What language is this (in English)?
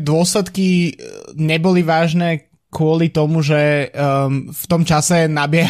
Slovak